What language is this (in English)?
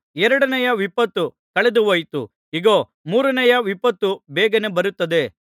Kannada